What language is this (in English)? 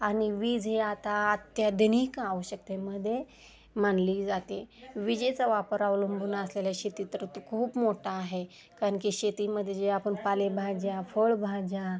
Marathi